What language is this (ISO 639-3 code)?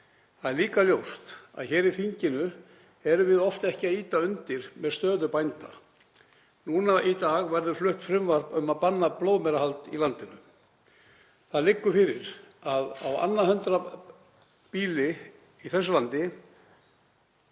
isl